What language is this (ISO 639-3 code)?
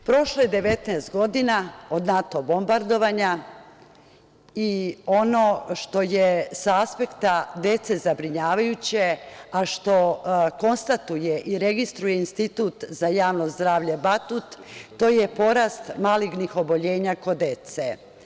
srp